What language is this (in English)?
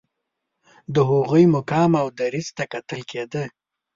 Pashto